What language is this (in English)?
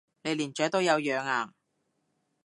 Cantonese